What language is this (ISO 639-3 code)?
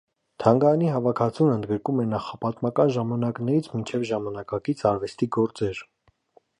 hye